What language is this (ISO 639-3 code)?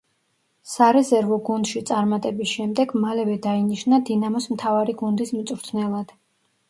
kat